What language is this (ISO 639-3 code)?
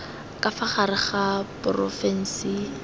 tsn